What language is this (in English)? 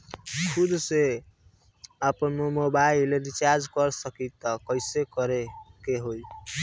Bhojpuri